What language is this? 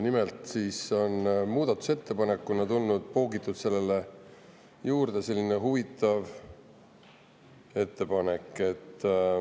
Estonian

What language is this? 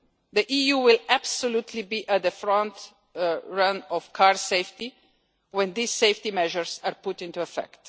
English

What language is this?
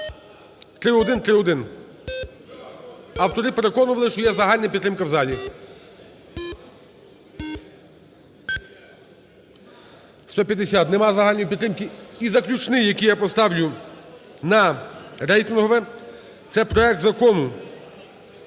Ukrainian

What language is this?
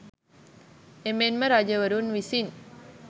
Sinhala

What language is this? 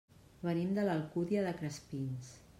Catalan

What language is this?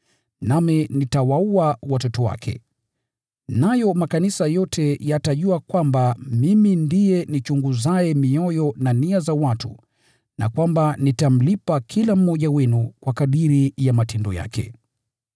Swahili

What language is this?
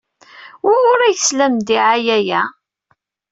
Kabyle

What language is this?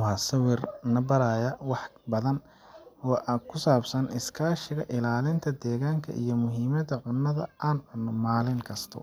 Somali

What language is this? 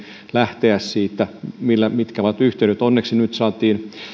Finnish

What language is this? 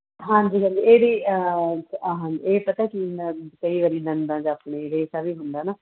Punjabi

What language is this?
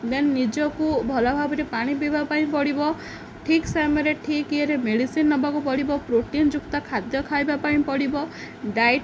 Odia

